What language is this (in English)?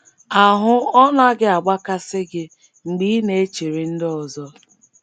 Igbo